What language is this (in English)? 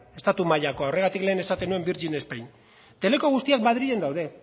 Basque